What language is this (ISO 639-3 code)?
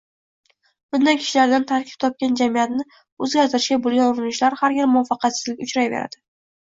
uzb